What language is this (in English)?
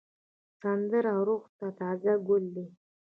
Pashto